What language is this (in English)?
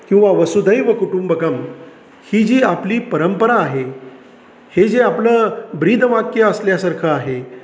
Marathi